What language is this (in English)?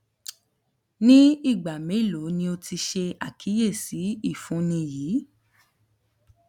Yoruba